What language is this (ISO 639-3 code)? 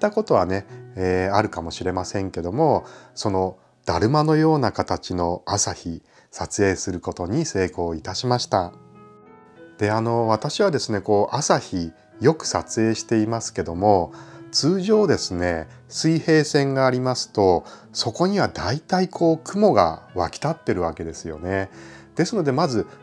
jpn